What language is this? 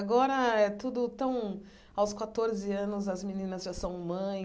Portuguese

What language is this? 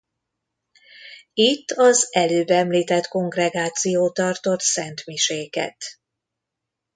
Hungarian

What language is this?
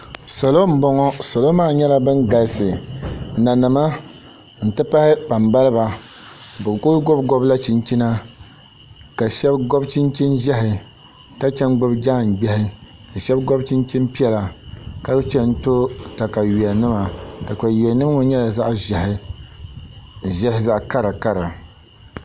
Dagbani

